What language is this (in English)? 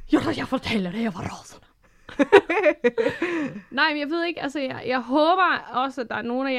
Danish